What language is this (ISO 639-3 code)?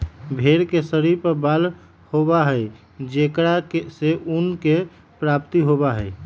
mag